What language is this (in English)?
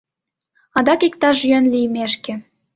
Mari